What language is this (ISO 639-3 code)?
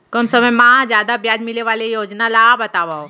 hne